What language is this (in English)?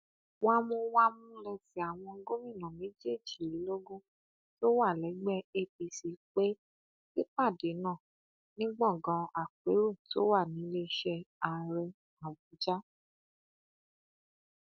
Yoruba